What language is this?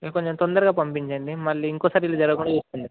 Telugu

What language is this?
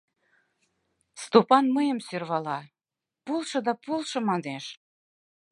Mari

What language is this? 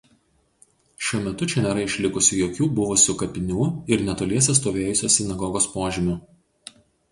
Lithuanian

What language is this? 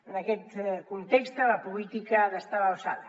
Catalan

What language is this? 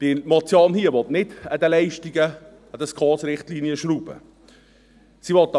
Swiss German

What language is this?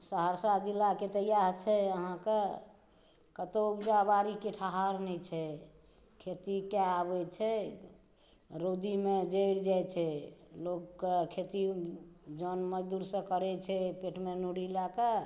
Maithili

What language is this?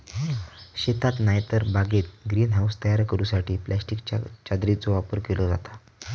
Marathi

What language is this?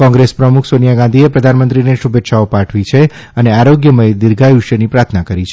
Gujarati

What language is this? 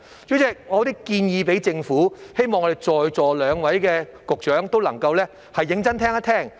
Cantonese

